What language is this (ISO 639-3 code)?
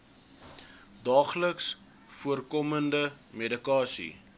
afr